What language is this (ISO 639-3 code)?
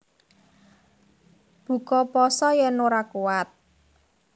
jav